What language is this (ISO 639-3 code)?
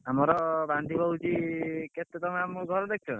ori